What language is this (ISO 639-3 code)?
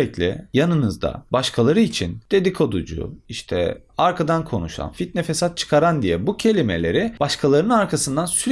tur